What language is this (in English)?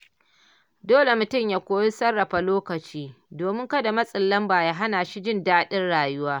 Hausa